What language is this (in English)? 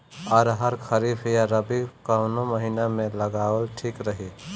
Bhojpuri